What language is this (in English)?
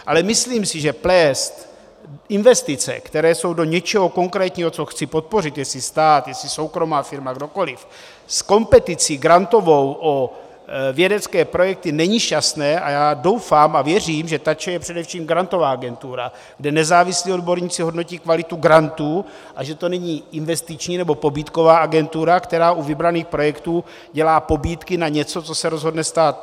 Czech